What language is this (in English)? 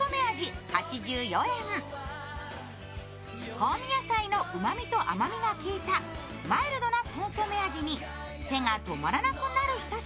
Japanese